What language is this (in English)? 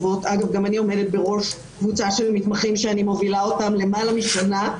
Hebrew